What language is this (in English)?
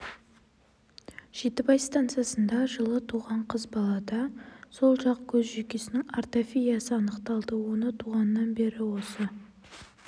Kazakh